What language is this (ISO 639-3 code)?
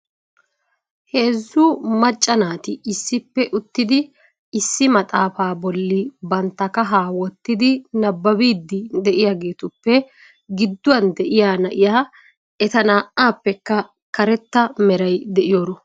wal